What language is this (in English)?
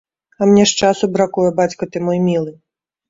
Belarusian